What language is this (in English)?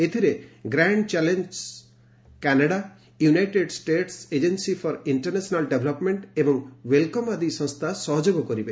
Odia